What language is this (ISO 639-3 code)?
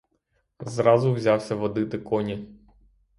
ukr